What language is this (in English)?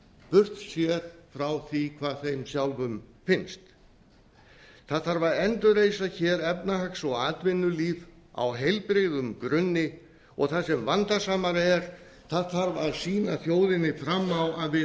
Icelandic